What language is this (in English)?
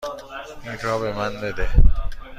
Persian